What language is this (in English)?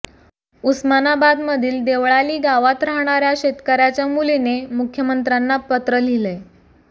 Marathi